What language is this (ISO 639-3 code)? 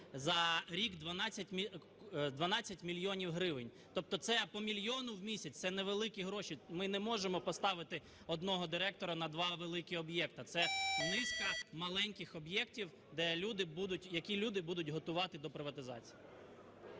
ukr